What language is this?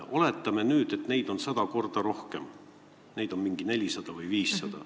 Estonian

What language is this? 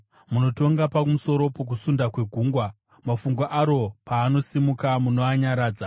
Shona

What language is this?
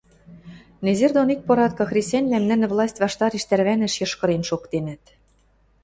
Western Mari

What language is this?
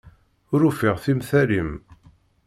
Kabyle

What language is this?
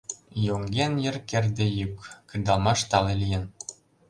Mari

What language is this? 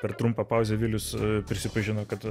Lithuanian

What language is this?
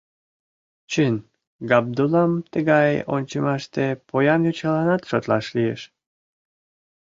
Mari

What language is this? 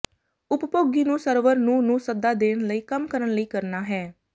Punjabi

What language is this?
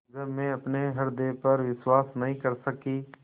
Hindi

